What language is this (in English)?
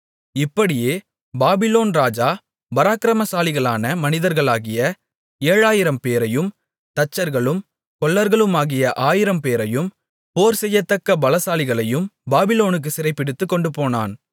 Tamil